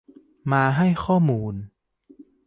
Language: Thai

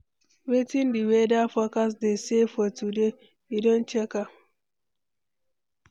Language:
Nigerian Pidgin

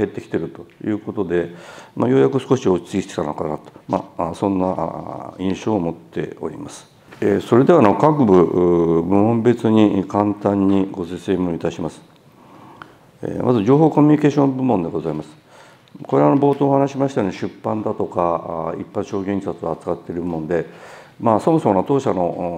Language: Japanese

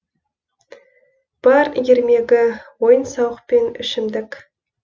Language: Kazakh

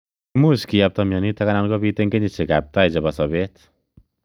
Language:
Kalenjin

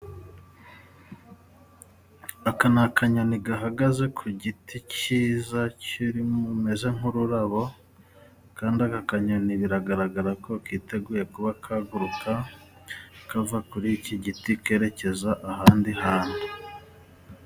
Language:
Kinyarwanda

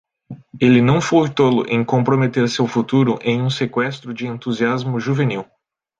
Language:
Portuguese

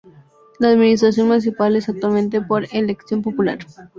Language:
Spanish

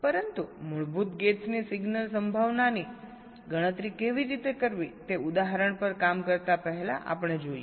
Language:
Gujarati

